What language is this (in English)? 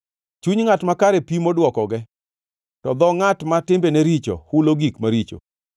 Luo (Kenya and Tanzania)